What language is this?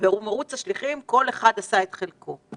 Hebrew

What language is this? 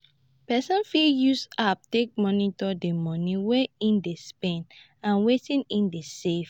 Nigerian Pidgin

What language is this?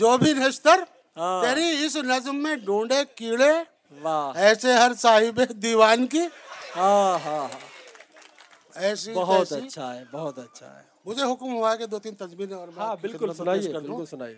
Urdu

